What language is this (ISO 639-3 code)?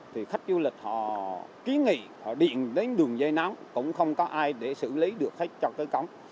vie